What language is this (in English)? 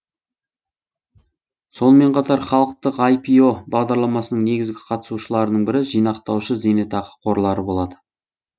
Kazakh